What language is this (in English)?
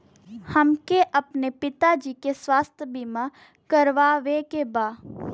Bhojpuri